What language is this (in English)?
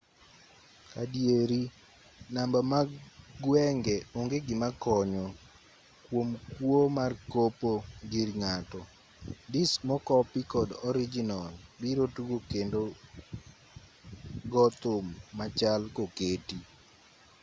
Luo (Kenya and Tanzania)